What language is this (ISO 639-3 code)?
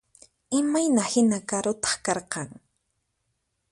qxp